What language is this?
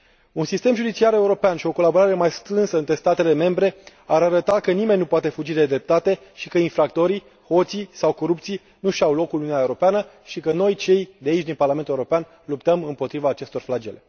Romanian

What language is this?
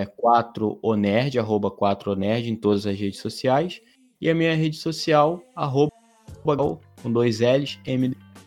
Portuguese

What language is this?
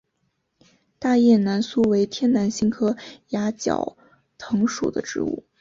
Chinese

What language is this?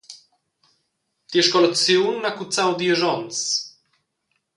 Romansh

